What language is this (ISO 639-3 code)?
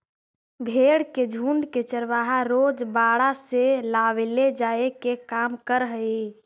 mag